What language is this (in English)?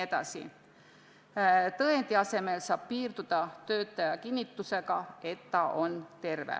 Estonian